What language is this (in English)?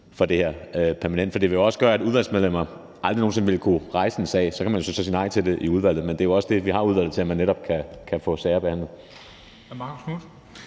Danish